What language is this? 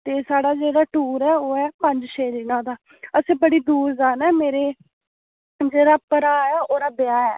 Dogri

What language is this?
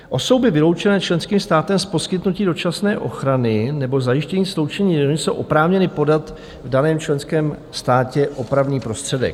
Czech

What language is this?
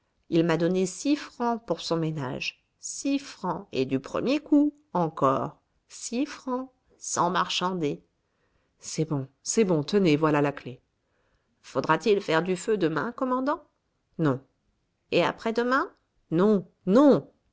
French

